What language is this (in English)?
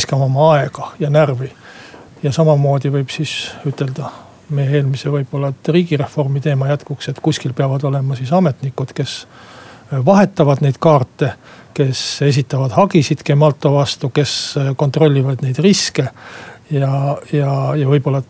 Finnish